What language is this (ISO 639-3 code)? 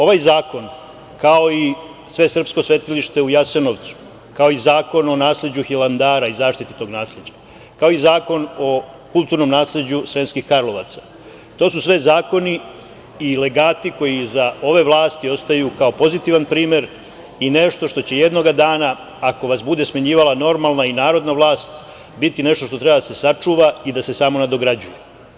srp